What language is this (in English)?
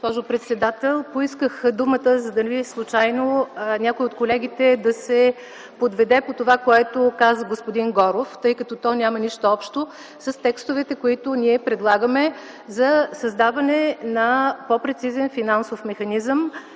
Bulgarian